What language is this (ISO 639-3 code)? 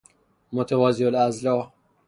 fas